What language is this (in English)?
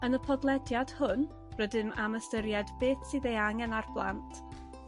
Welsh